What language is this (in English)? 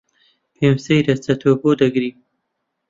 Central Kurdish